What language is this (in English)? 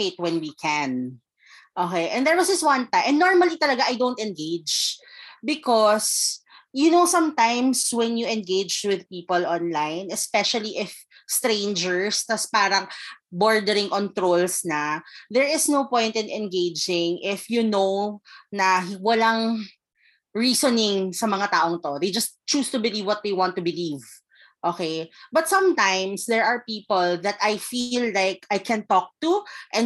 Filipino